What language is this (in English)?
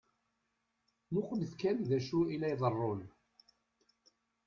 Kabyle